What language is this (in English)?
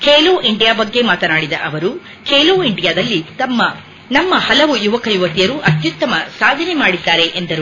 Kannada